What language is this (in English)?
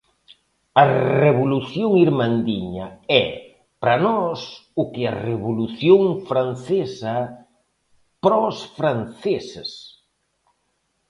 Galician